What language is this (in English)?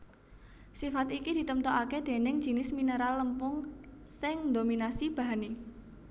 Javanese